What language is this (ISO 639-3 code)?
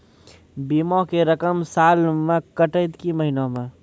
mai